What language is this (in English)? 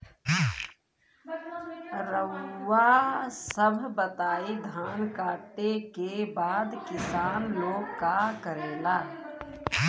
Bhojpuri